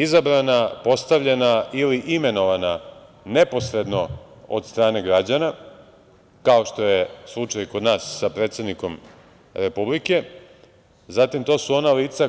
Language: Serbian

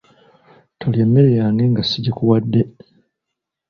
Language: Ganda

